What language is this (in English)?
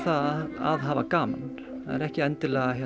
Icelandic